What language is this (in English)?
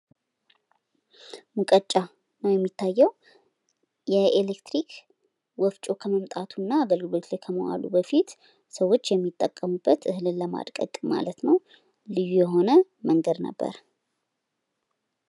Amharic